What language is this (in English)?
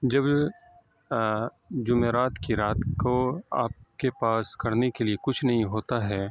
Urdu